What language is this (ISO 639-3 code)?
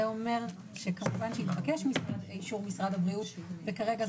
heb